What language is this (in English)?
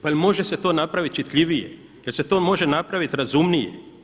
Croatian